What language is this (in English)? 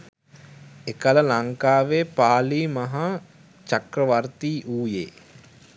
Sinhala